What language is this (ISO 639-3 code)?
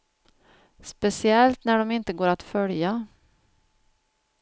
swe